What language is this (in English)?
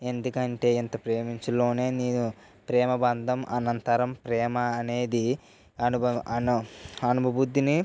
Telugu